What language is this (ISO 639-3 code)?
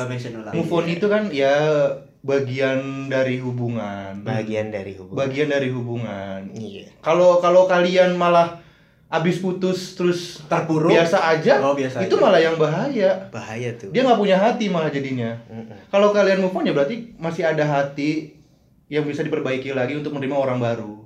ind